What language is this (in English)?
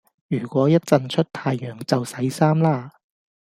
Cantonese